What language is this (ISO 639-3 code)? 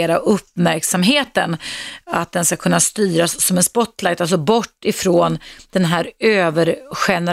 swe